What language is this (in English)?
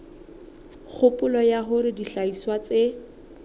Southern Sotho